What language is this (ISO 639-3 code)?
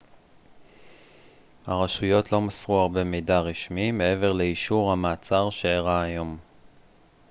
heb